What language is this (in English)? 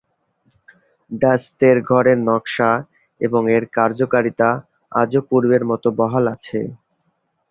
Bangla